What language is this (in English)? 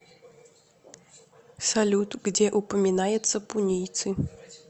Russian